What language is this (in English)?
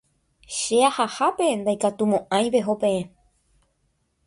Guarani